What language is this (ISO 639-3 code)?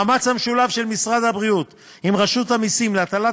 heb